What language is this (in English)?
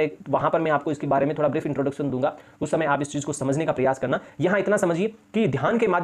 Hindi